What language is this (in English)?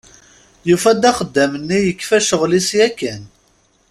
Kabyle